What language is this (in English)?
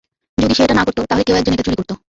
Bangla